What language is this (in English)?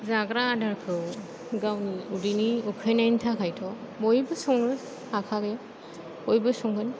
Bodo